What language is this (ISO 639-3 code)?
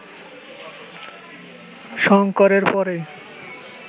ben